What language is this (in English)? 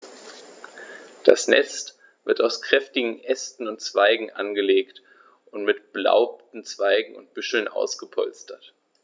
German